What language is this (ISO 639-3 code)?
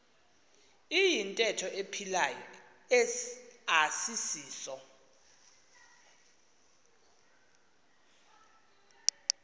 xho